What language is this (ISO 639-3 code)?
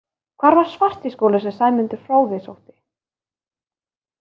isl